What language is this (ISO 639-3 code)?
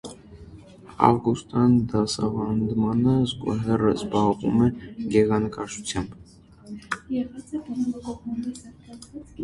hye